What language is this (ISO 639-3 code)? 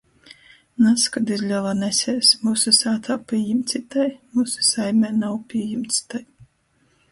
ltg